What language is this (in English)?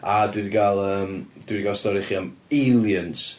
Welsh